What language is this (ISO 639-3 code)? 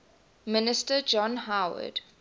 eng